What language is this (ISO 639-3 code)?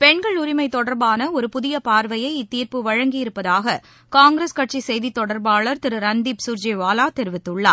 tam